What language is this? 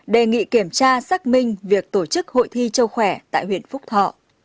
Vietnamese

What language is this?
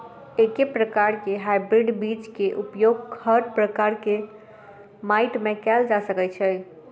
Maithili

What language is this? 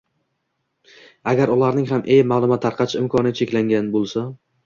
Uzbek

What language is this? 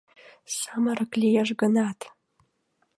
Mari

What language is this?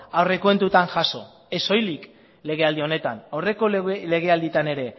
Basque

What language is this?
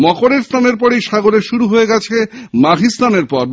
Bangla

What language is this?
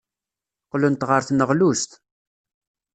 Kabyle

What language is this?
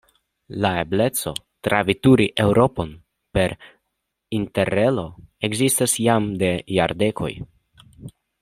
Esperanto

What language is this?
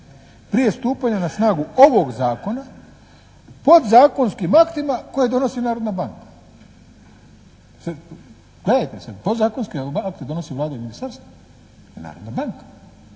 Croatian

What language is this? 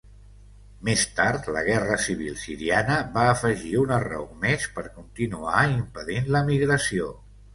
Catalan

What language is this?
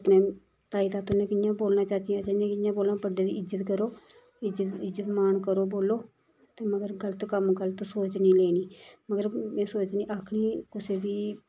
Dogri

